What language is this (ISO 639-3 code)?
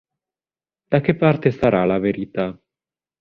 ita